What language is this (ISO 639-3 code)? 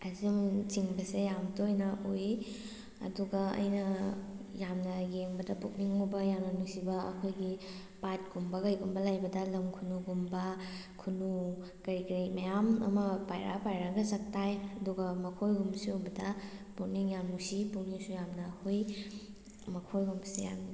mni